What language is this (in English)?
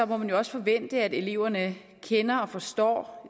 Danish